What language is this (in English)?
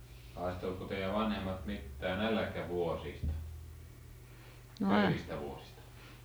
Finnish